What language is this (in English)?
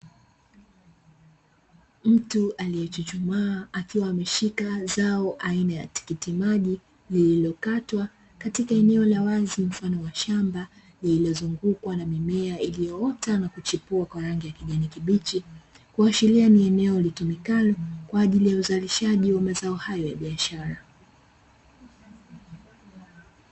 Swahili